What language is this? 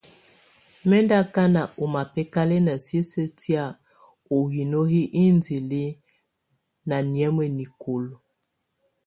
Tunen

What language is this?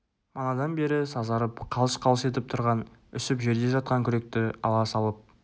Kazakh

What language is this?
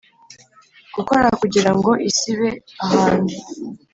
Kinyarwanda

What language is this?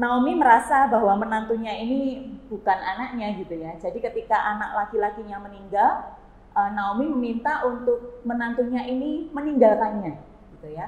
Indonesian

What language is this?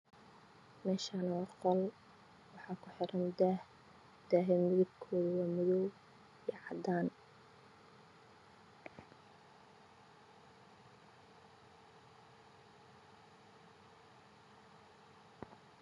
Somali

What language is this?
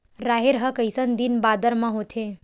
Chhattisgarhi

